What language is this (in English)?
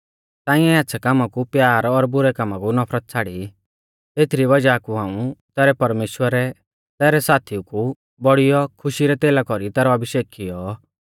Mahasu Pahari